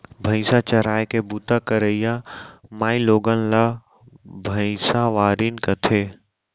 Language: Chhattisgarhi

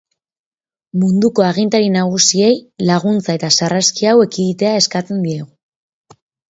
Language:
Basque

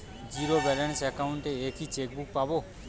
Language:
Bangla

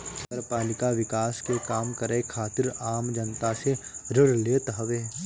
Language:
Bhojpuri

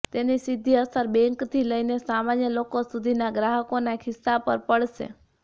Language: Gujarati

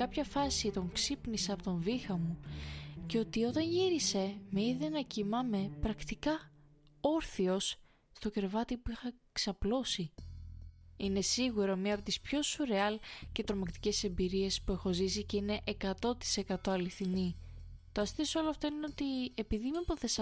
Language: Greek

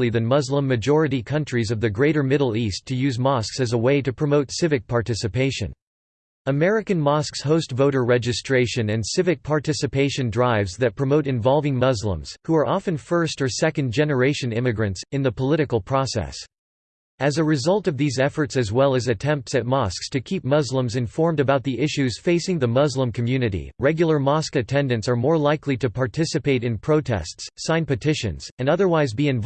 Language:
English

